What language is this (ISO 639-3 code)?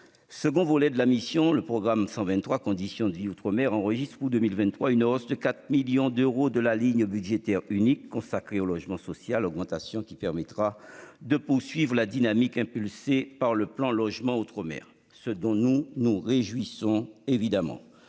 fra